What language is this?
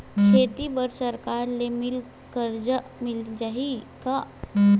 Chhattisgarhi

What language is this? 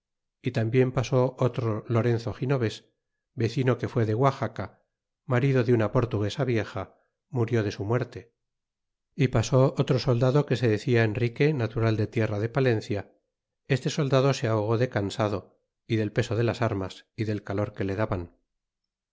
Spanish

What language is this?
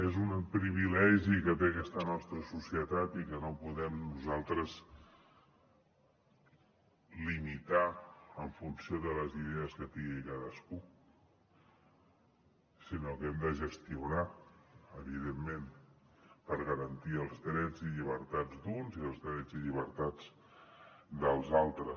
Catalan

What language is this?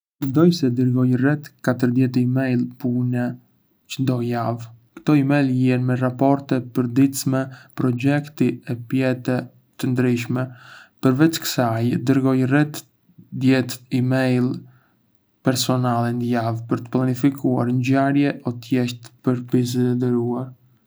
Arbëreshë Albanian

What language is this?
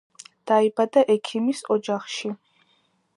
Georgian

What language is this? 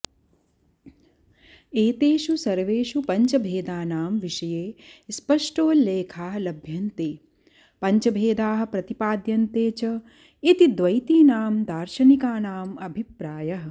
Sanskrit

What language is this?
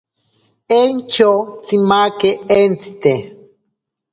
Ashéninka Perené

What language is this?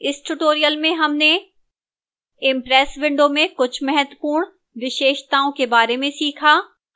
Hindi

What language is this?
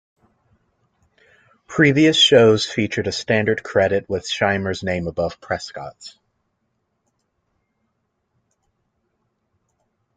English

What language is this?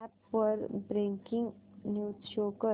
Marathi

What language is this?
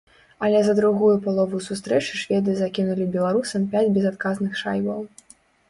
Belarusian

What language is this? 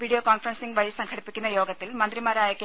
Malayalam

